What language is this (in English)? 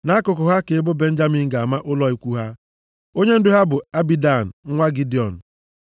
Igbo